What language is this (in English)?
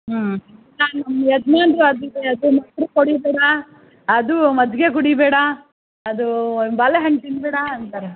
Kannada